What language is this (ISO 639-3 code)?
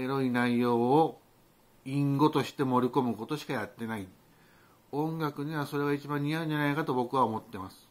jpn